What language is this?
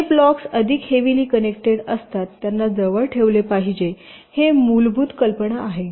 Marathi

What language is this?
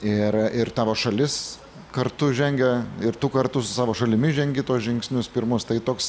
Lithuanian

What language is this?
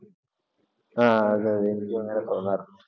Malayalam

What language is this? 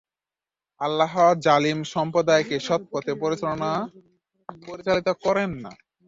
Bangla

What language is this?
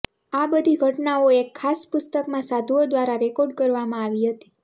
Gujarati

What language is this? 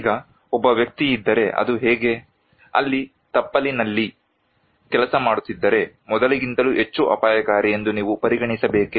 Kannada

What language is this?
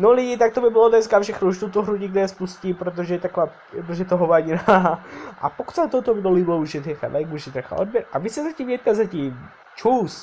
Czech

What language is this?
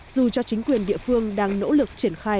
Vietnamese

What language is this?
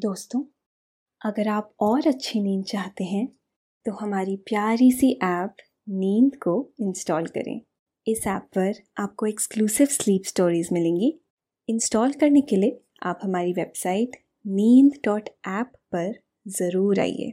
Hindi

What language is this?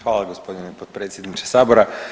Croatian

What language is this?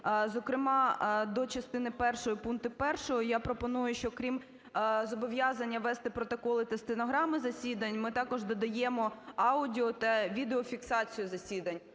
Ukrainian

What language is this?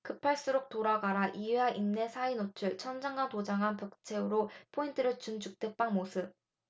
Korean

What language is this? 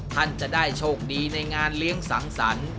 Thai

